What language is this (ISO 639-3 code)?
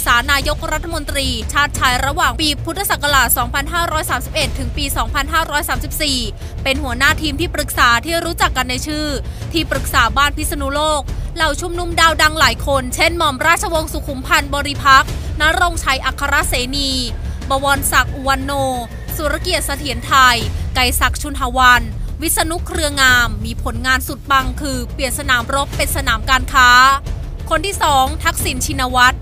tha